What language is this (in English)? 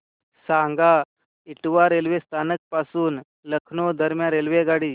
Marathi